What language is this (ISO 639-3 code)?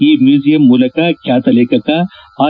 kan